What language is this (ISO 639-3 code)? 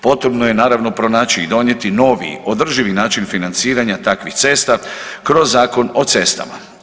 hrv